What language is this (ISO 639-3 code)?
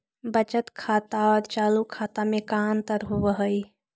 mag